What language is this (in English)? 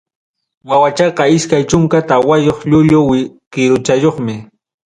Ayacucho Quechua